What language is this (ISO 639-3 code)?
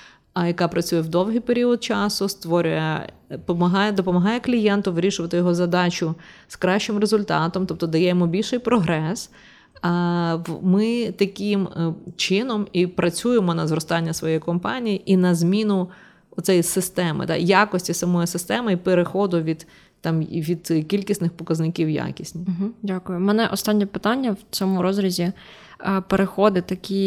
ukr